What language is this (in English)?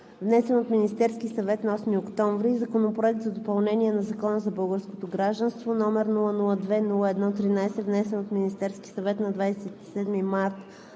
Bulgarian